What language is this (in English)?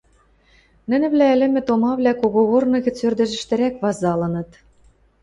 Western Mari